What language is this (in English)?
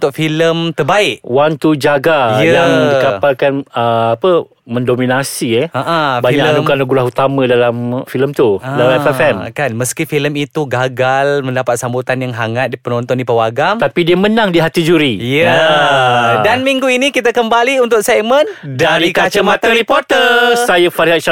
Malay